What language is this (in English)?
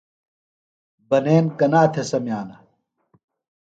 Phalura